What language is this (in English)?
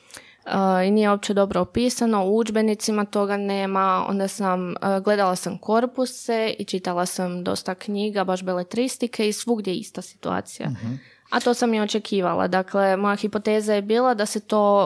Croatian